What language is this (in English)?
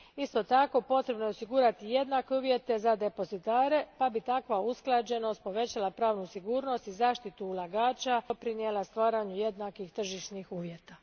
Croatian